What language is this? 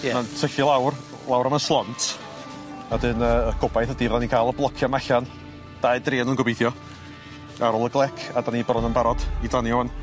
Welsh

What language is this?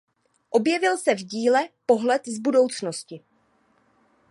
Czech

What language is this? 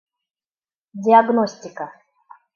Bashkir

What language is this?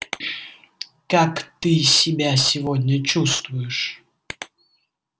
Russian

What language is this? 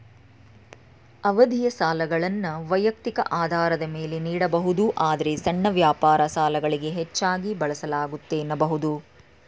Kannada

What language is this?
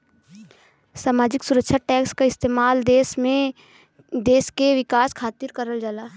Bhojpuri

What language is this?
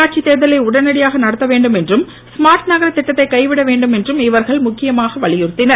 Tamil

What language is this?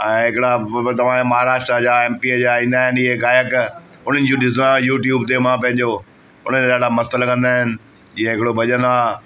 Sindhi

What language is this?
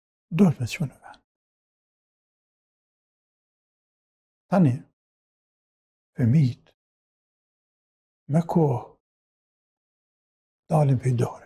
Arabic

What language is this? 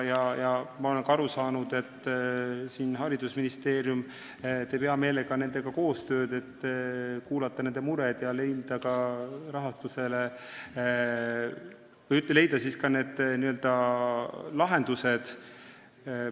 Estonian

